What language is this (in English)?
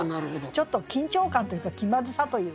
Japanese